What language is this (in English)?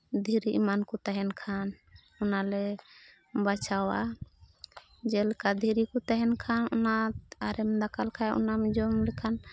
Santali